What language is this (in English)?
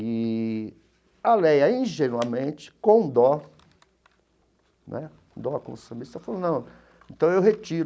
Portuguese